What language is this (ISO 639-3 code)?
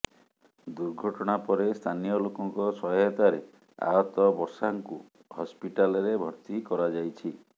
ori